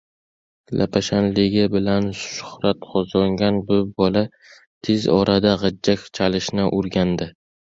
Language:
Uzbek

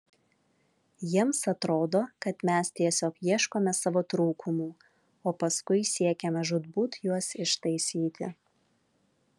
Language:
Lithuanian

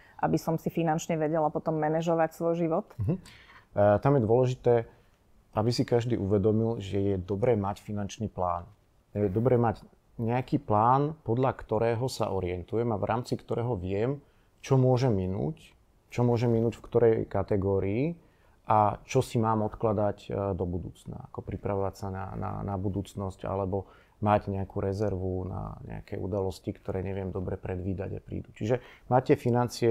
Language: Slovak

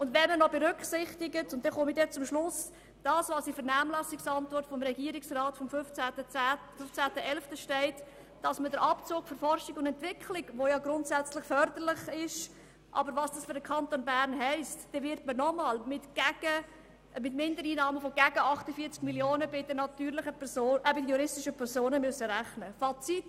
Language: Swiss German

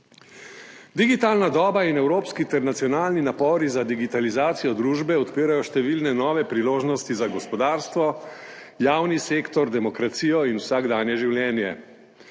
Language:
Slovenian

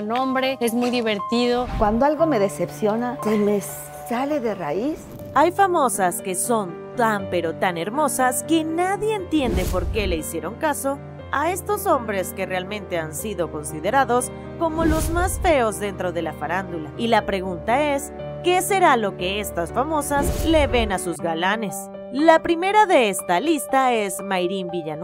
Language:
Spanish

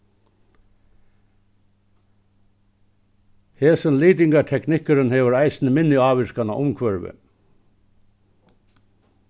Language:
Faroese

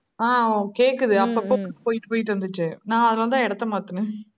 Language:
Tamil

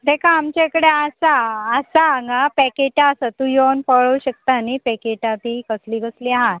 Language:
Konkani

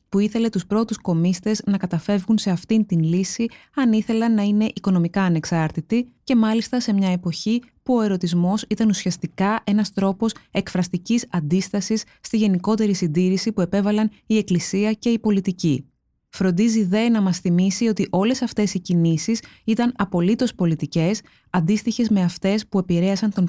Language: Greek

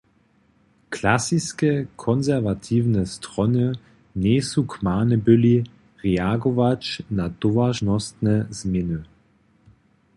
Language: Upper Sorbian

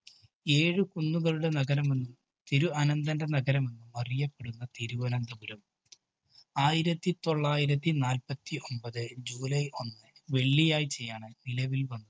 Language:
Malayalam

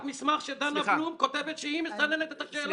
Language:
Hebrew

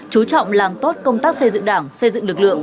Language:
Vietnamese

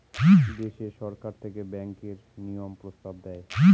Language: Bangla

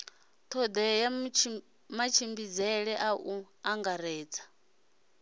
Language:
Venda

